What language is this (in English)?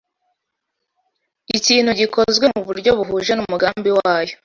Kinyarwanda